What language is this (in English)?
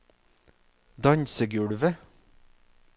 Norwegian